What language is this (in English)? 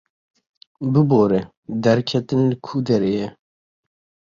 Kurdish